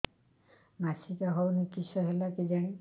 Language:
Odia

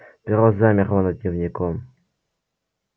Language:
Russian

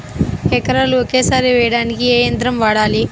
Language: Telugu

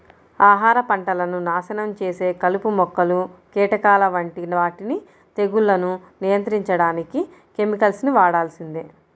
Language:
Telugu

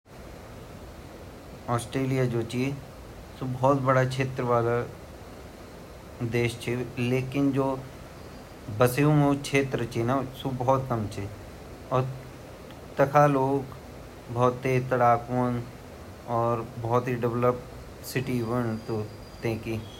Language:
Garhwali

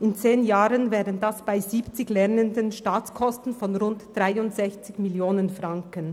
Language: Swiss German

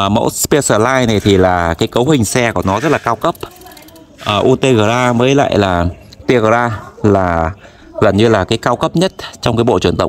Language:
Vietnamese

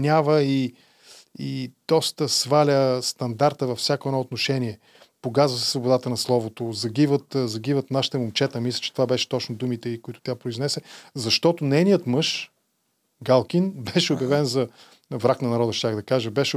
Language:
Bulgarian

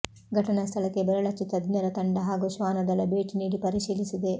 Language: Kannada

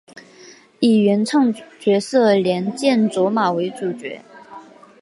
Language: Chinese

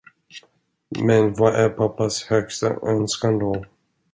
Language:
Swedish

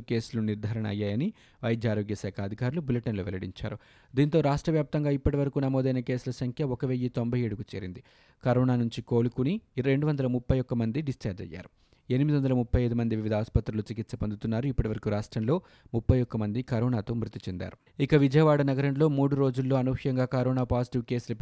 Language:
Telugu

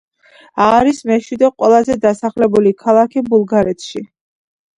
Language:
Georgian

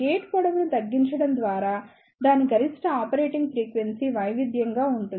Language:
Telugu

